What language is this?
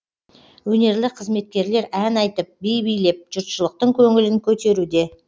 Kazakh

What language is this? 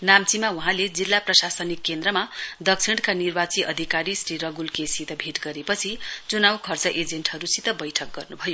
Nepali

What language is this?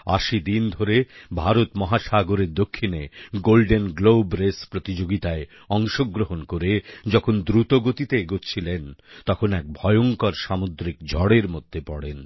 Bangla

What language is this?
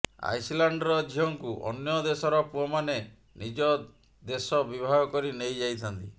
Odia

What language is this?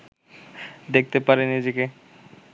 Bangla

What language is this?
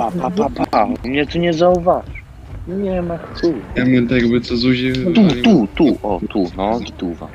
Polish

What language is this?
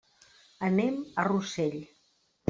Catalan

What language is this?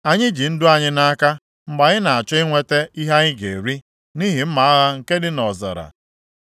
Igbo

